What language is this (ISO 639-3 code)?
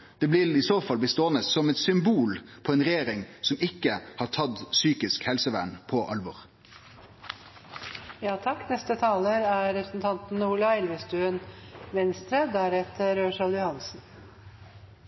nno